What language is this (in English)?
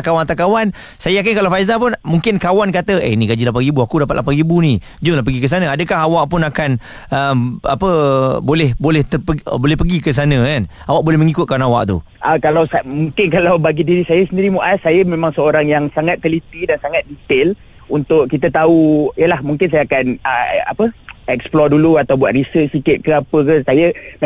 Malay